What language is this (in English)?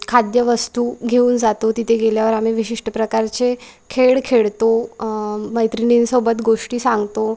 Marathi